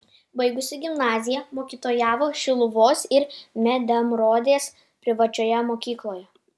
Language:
Lithuanian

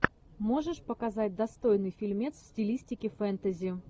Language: Russian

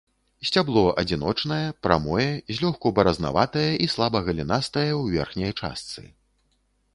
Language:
Belarusian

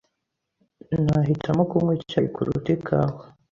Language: Kinyarwanda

